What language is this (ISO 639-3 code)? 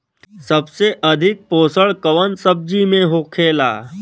bho